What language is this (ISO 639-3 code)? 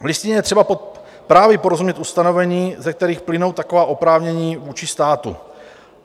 ces